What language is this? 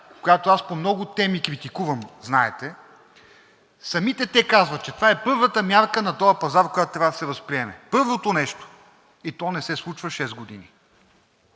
Bulgarian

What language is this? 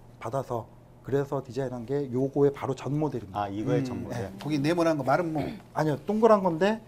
Korean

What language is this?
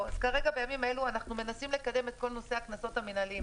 Hebrew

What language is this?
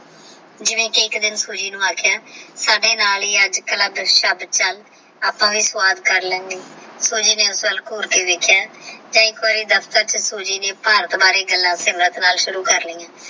Punjabi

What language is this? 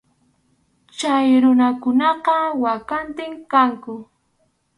Arequipa-La Unión Quechua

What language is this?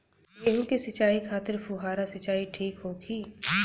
Bhojpuri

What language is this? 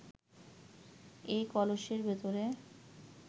Bangla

